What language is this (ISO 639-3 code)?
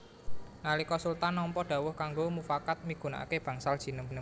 jav